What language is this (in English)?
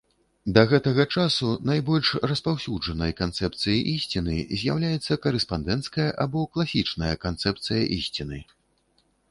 Belarusian